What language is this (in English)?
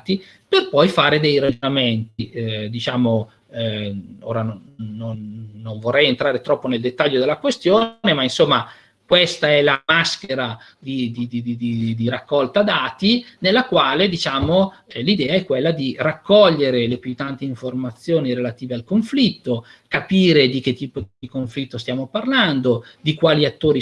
Italian